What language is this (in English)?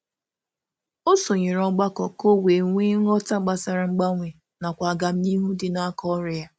Igbo